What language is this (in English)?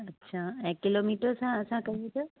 Sindhi